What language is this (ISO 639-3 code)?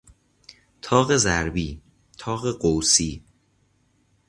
fas